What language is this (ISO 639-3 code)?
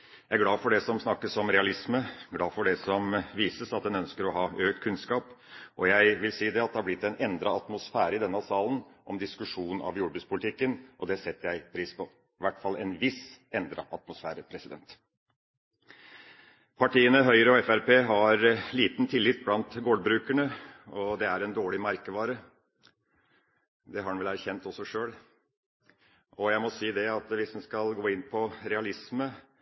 nob